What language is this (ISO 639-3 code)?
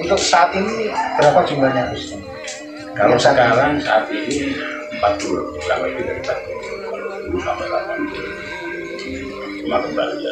ind